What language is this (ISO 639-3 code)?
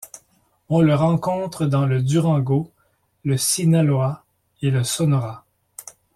fra